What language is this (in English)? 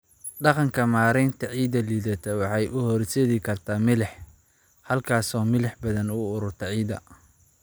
Somali